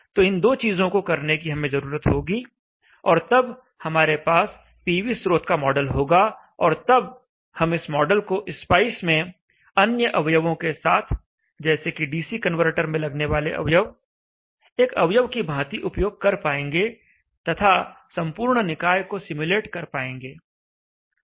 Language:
Hindi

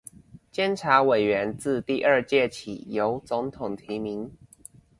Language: Chinese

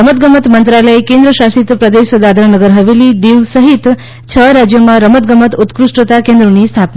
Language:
Gujarati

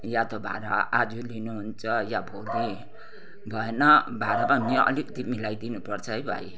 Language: Nepali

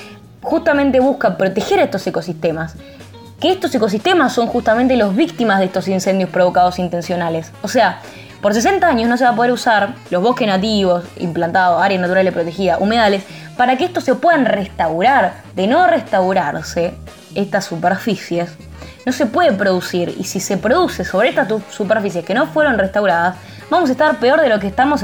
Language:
Spanish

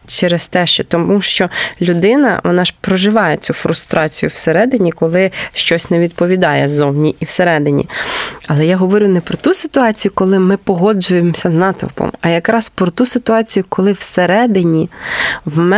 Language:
Ukrainian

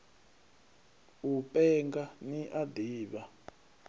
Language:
Venda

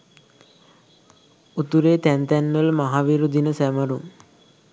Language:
Sinhala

